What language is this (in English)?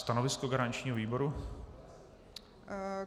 Czech